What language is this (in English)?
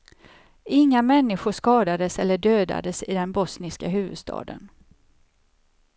Swedish